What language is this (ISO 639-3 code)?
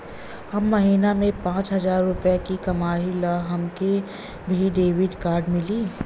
bho